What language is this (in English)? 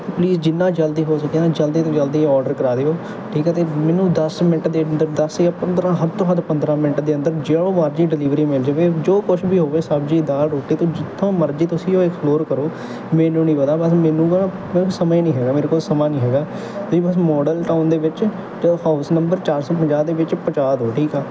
Punjabi